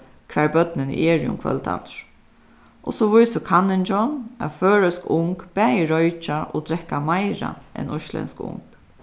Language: Faroese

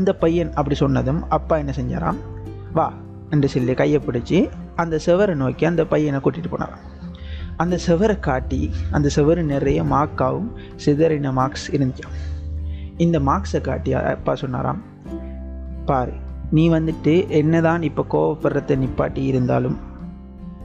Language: Tamil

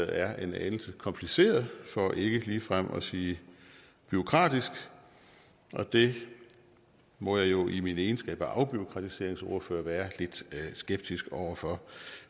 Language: Danish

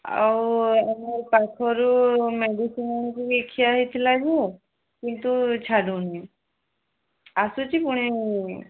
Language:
Odia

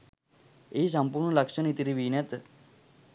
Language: Sinhala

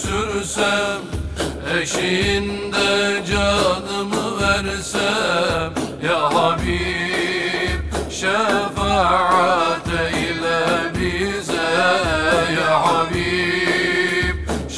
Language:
Turkish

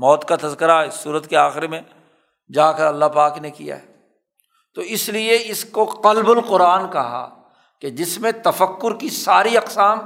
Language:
Urdu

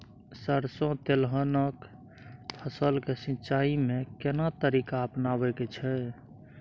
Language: Maithili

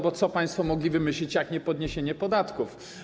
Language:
Polish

